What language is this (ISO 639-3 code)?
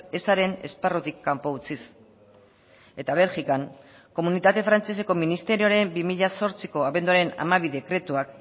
eus